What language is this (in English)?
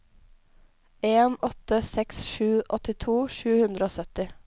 Norwegian